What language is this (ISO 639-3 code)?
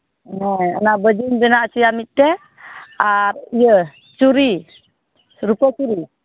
sat